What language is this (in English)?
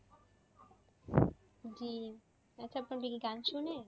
Bangla